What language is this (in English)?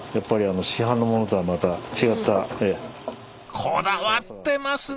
Japanese